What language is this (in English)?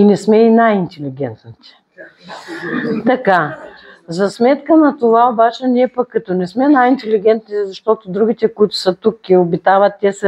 Bulgarian